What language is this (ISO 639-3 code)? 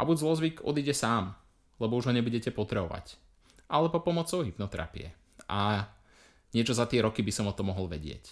slk